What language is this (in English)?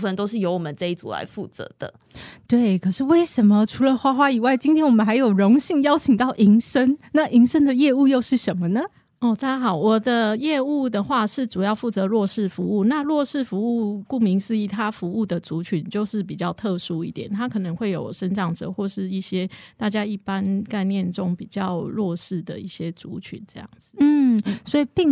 Chinese